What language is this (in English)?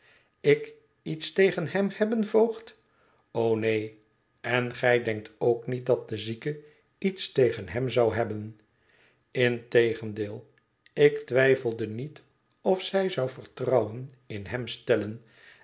Dutch